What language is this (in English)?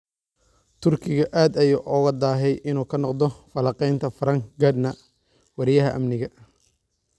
Somali